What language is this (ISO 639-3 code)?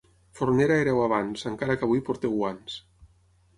cat